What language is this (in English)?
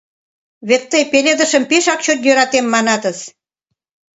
Mari